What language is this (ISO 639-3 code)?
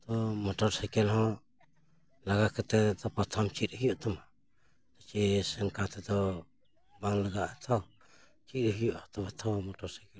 sat